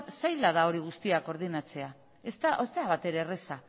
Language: Basque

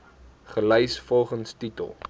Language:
Afrikaans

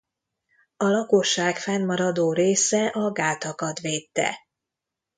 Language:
Hungarian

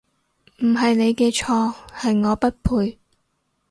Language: Cantonese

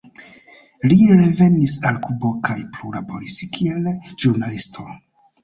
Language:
Esperanto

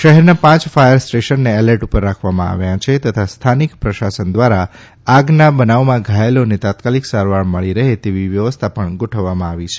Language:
Gujarati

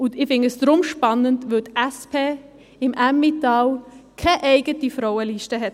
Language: Swiss German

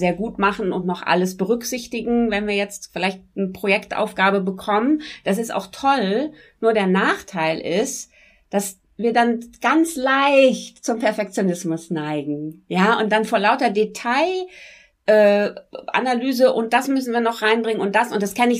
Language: German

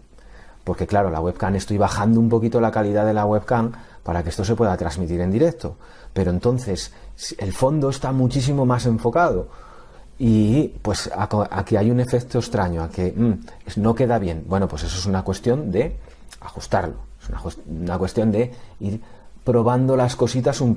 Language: Spanish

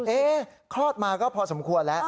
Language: Thai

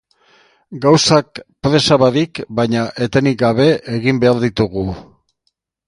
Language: Basque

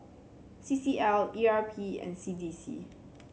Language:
English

